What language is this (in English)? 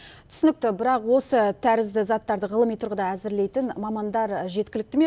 Kazakh